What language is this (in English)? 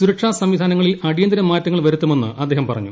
Malayalam